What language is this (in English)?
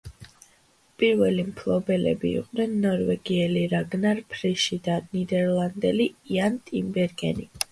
Georgian